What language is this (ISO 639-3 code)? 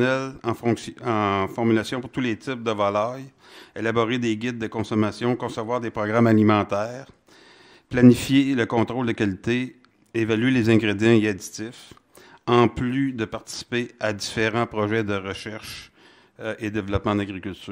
fra